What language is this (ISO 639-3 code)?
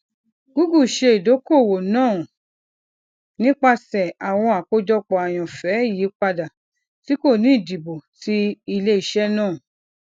yor